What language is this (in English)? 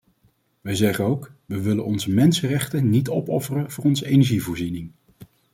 Dutch